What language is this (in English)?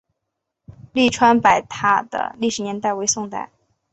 Chinese